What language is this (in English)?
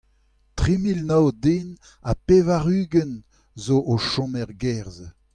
Breton